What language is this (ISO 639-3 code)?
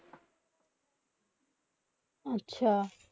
ben